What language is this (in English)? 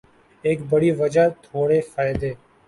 Urdu